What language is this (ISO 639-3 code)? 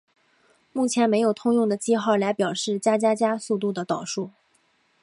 zho